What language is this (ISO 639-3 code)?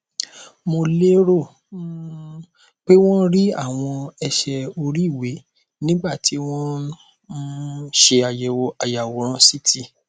yor